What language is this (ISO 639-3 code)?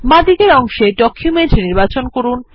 ben